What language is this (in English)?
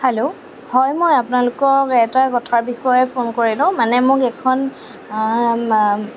Assamese